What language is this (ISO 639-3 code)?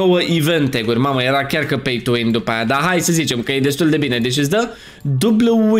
ron